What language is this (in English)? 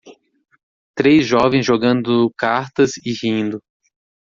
Portuguese